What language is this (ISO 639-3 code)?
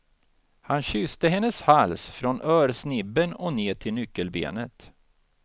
swe